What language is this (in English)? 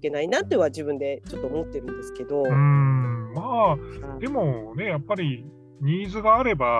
Japanese